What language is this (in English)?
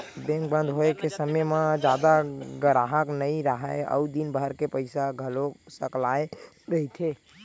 Chhattisgarhi